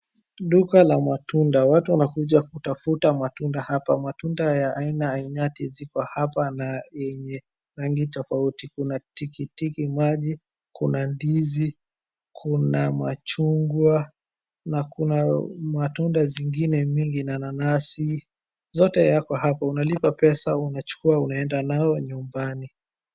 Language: Swahili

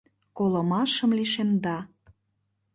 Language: Mari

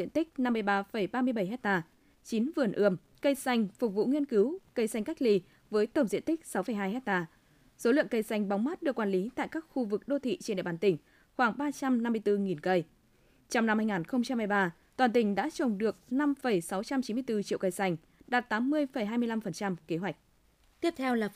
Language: Vietnamese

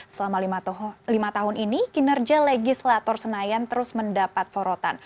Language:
Indonesian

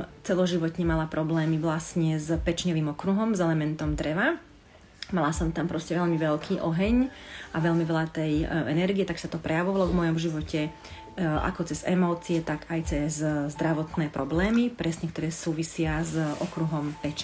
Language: Slovak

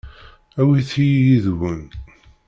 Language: Kabyle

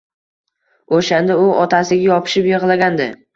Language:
Uzbek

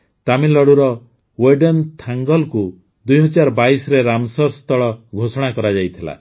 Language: Odia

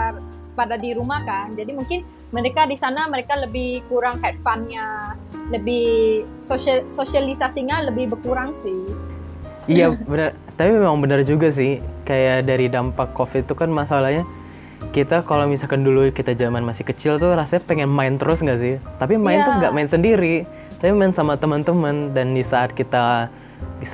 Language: Indonesian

